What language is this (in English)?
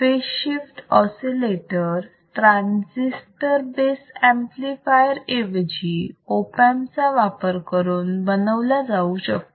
Marathi